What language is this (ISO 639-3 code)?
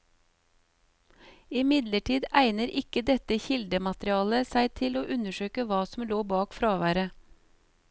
nor